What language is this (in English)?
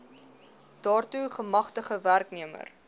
Afrikaans